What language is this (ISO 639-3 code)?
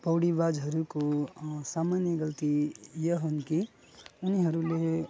nep